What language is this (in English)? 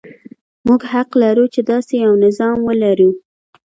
Pashto